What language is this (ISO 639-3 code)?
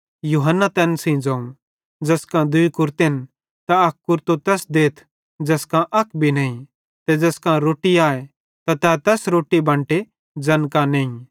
bhd